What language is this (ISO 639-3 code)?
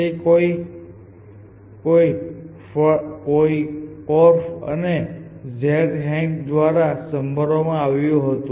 guj